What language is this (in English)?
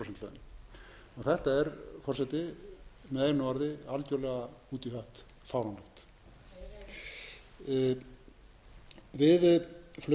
Icelandic